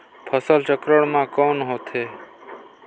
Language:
Chhattisgarhi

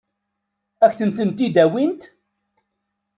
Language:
Kabyle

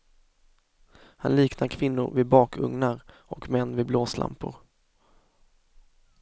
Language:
Swedish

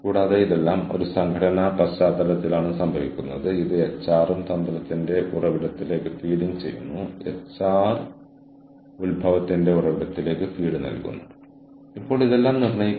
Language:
Malayalam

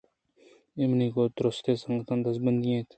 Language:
Eastern Balochi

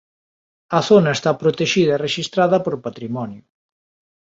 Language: Galician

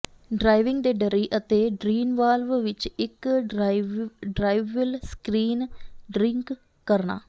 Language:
Punjabi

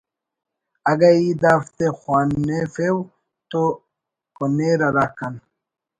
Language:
Brahui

